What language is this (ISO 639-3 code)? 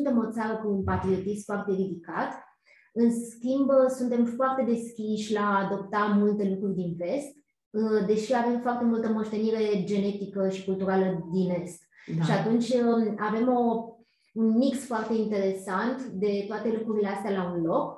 ron